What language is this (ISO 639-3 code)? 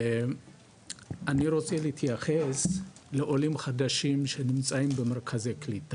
heb